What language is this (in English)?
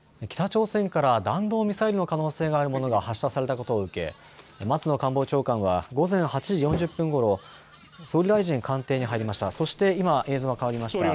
Japanese